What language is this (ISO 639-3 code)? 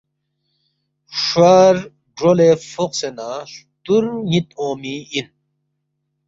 bft